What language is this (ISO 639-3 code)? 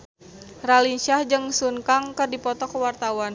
sun